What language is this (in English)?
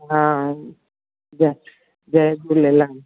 Sindhi